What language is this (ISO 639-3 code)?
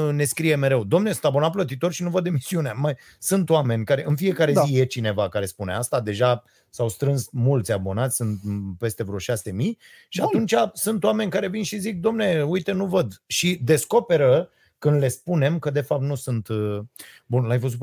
ron